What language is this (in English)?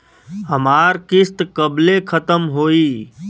Bhojpuri